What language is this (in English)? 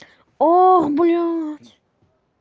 Russian